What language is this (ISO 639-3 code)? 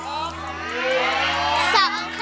tha